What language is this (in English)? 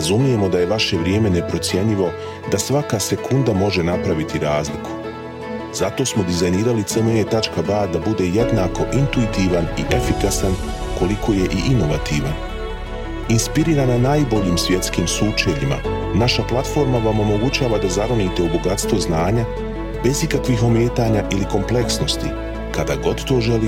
Croatian